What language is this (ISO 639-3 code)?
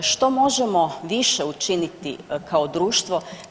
hrv